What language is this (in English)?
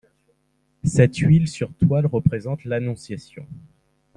French